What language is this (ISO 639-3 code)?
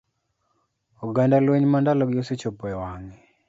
luo